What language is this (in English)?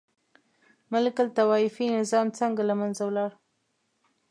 Pashto